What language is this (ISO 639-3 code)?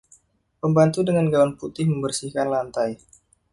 ind